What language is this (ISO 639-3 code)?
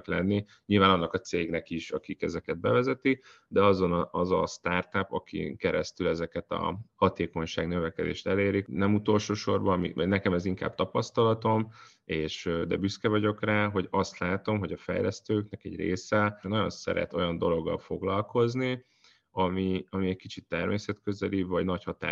hun